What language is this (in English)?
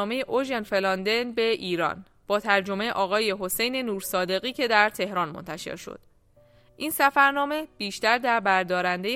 Persian